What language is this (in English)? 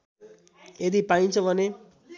Nepali